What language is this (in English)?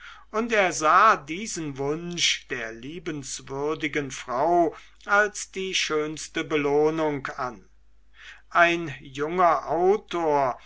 German